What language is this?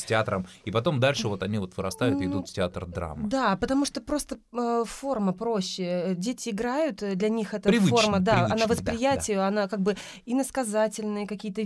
Russian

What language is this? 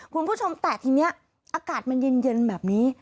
Thai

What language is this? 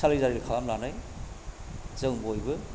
Bodo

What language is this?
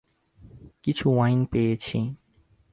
Bangla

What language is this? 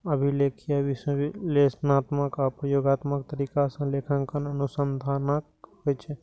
Maithili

